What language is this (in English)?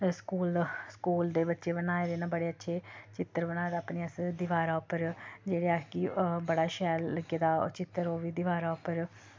Dogri